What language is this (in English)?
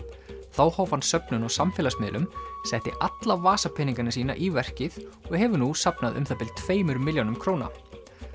Icelandic